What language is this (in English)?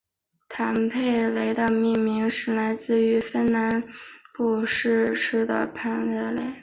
Chinese